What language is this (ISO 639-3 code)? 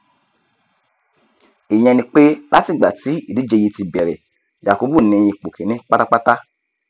yor